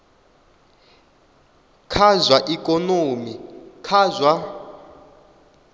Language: Venda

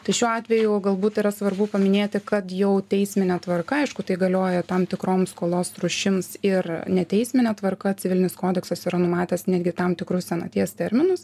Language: Lithuanian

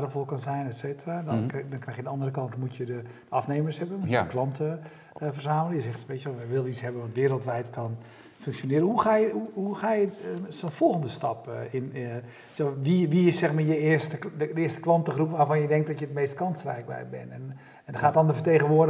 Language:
Dutch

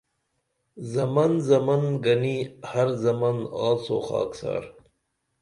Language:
Dameli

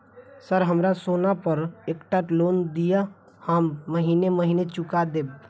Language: Maithili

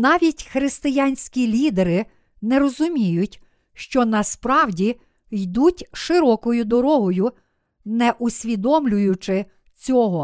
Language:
Ukrainian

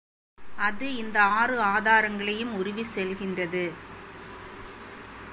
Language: Tamil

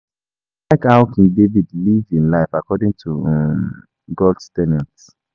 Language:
Nigerian Pidgin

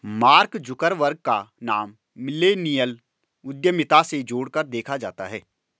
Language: Hindi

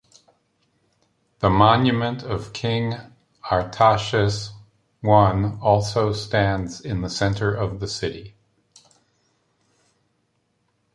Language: English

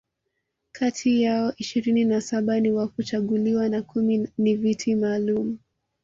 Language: Swahili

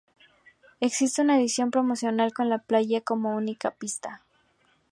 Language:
Spanish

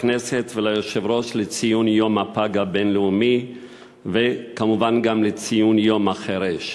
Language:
Hebrew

